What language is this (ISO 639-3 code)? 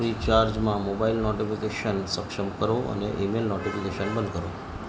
guj